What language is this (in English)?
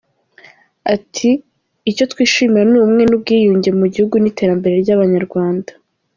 Kinyarwanda